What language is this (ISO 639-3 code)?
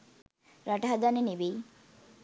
sin